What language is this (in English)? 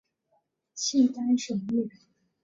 Chinese